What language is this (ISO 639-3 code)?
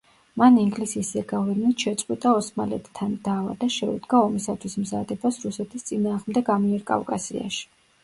kat